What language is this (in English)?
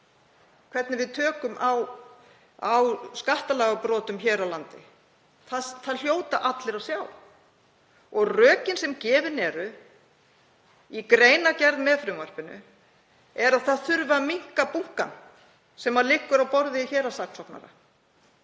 Icelandic